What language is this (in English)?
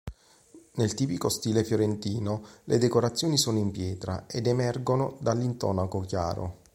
Italian